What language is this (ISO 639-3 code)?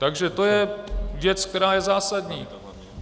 ces